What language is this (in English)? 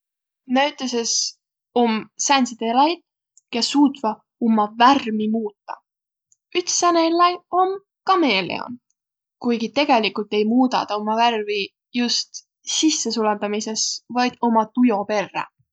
Võro